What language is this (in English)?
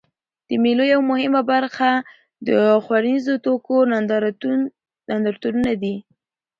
Pashto